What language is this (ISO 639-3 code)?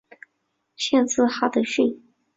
zho